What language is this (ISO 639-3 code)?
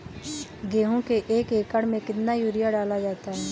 hin